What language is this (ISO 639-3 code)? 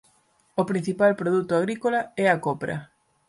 glg